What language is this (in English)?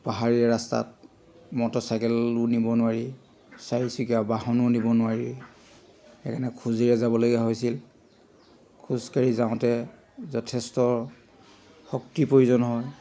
Assamese